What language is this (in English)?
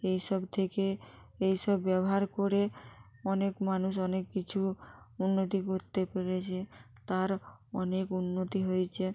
Bangla